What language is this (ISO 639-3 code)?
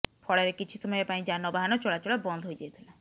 ori